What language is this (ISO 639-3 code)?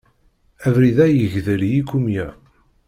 kab